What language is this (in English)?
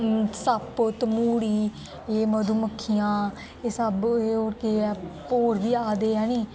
Dogri